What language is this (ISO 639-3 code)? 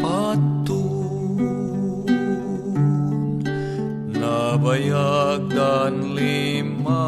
fil